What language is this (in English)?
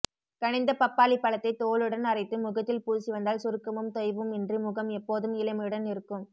Tamil